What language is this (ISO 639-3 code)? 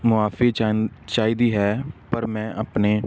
pan